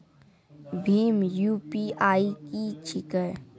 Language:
Maithili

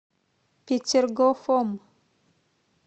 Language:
Russian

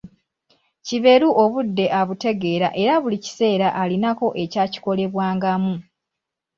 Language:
Ganda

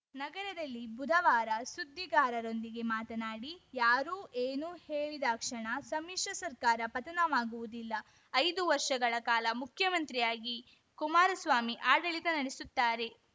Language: Kannada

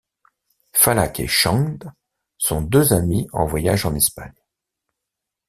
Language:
French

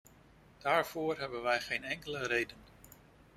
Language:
Dutch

